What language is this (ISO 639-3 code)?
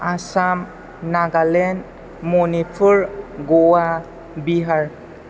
brx